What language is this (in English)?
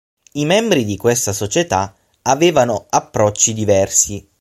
Italian